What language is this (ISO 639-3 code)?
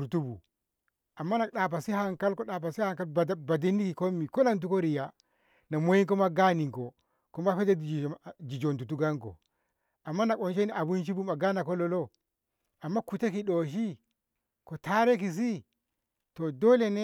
nbh